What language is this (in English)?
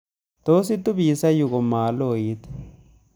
Kalenjin